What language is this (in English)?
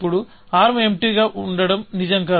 Telugu